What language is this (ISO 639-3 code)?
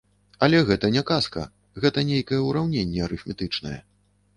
bel